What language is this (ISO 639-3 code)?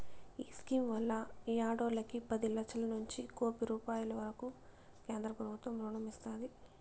tel